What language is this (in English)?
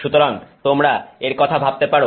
Bangla